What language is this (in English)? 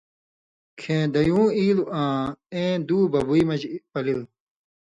Indus Kohistani